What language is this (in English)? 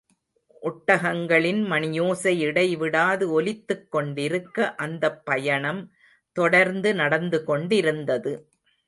Tamil